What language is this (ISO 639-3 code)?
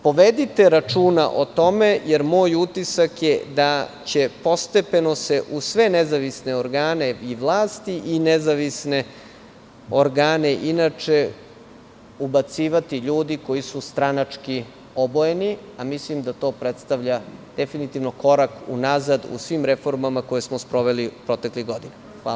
srp